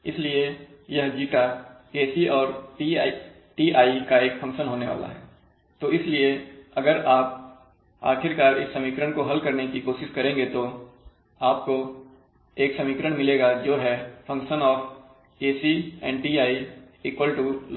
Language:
Hindi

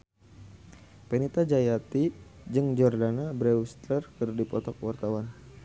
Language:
Sundanese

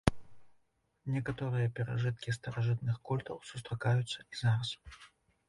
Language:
Belarusian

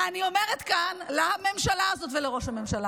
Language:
Hebrew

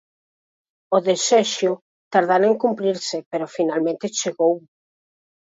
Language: Galician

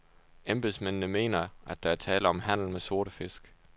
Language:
Danish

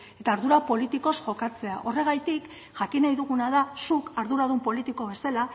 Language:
Basque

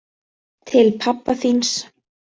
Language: Icelandic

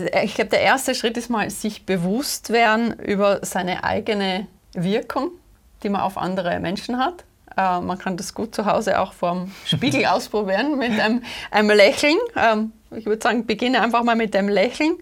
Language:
German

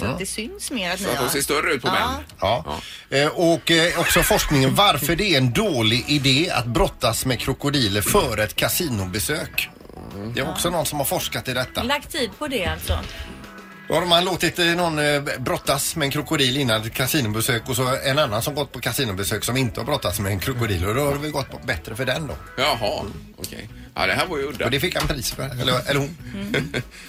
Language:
Swedish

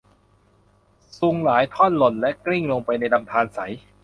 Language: Thai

